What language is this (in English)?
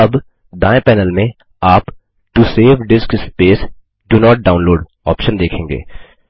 Hindi